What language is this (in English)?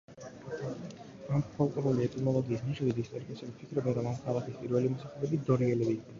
Georgian